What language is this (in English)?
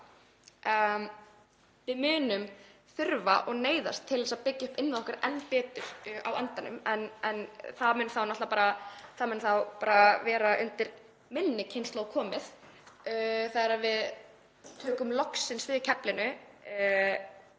Icelandic